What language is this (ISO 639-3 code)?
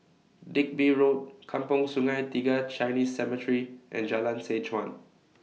eng